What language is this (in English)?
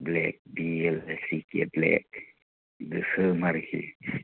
Bodo